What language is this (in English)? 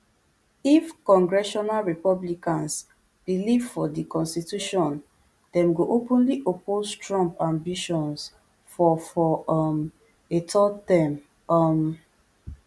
Nigerian Pidgin